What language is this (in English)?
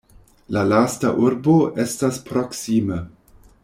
Esperanto